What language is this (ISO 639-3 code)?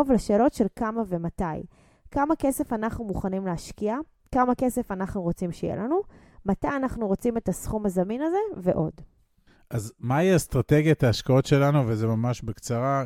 heb